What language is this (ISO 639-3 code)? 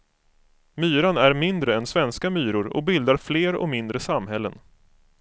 swe